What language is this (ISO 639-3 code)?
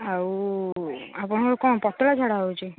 ori